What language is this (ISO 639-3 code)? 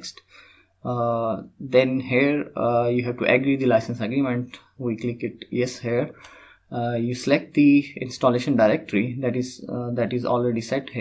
eng